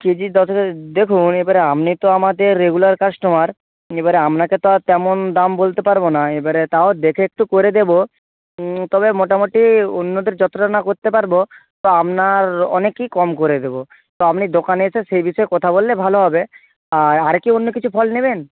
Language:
Bangla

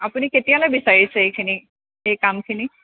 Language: Assamese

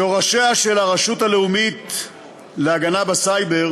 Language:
Hebrew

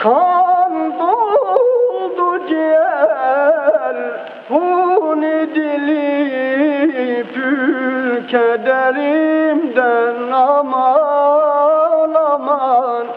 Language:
Turkish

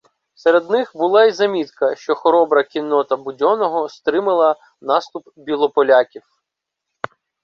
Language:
Ukrainian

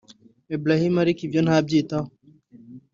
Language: Kinyarwanda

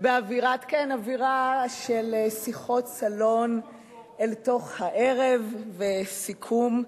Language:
Hebrew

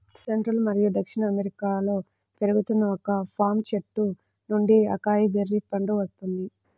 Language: Telugu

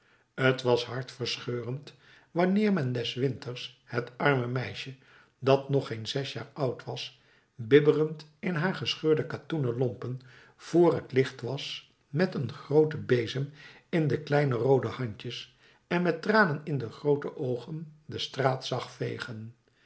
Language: Dutch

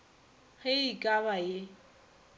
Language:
Northern Sotho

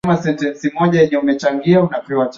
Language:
Swahili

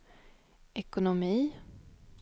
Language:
Swedish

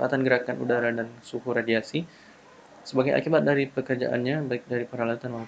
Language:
Indonesian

